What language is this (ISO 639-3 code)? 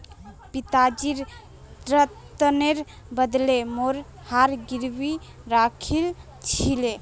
mag